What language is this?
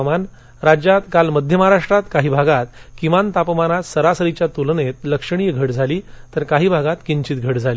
Marathi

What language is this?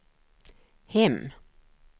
Swedish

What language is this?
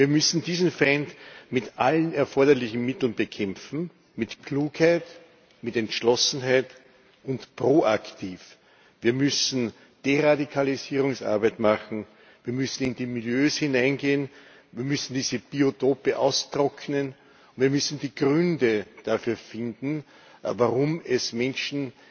German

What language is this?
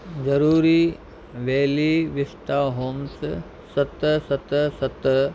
Sindhi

